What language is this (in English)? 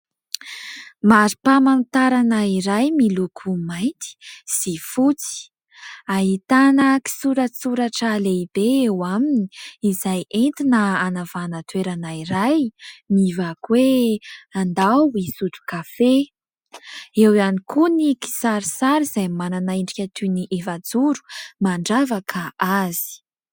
Malagasy